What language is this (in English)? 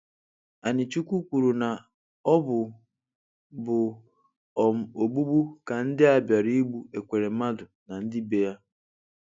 Igbo